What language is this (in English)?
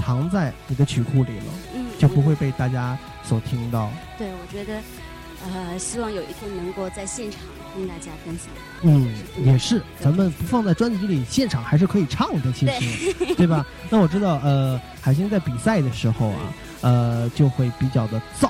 Chinese